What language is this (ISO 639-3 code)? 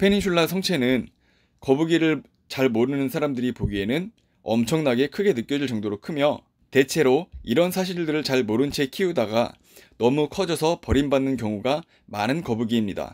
kor